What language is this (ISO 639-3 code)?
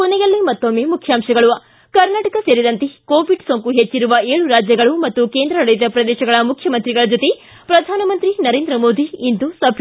kan